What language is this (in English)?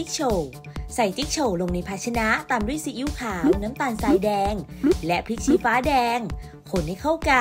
Thai